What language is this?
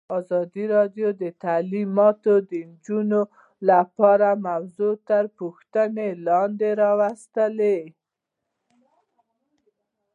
Pashto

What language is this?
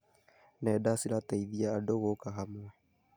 Kikuyu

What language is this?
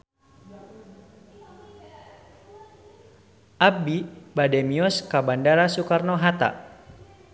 Sundanese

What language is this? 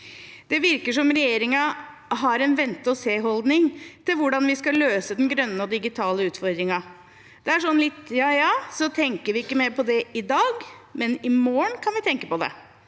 Norwegian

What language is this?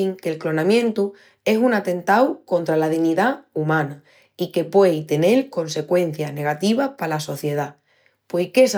Extremaduran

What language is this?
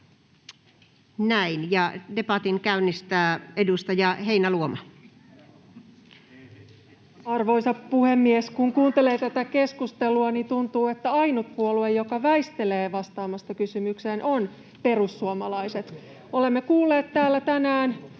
Finnish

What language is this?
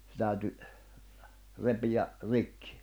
Finnish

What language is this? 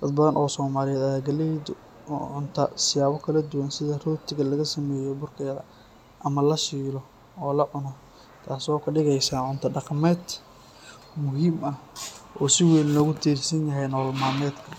Somali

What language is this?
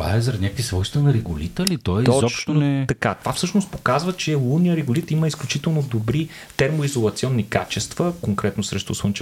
Bulgarian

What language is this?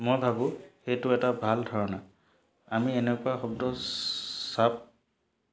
Assamese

